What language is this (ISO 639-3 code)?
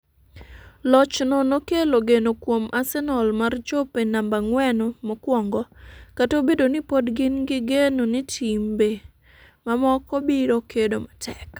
luo